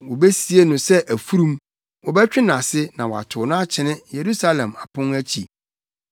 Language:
Akan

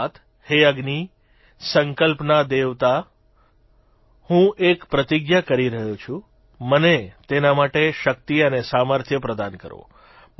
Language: Gujarati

